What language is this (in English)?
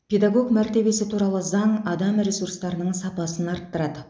Kazakh